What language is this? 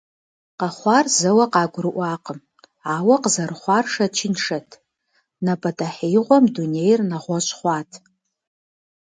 Kabardian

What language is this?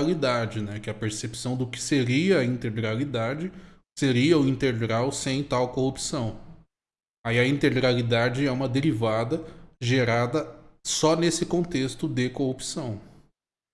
Portuguese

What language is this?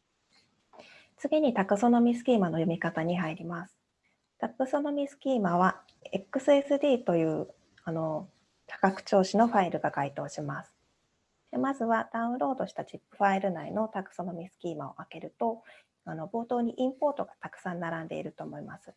Japanese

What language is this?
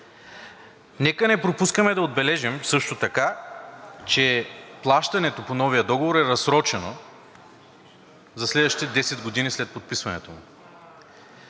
Bulgarian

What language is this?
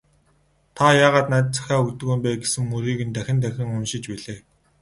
Mongolian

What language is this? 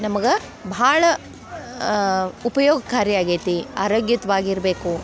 Kannada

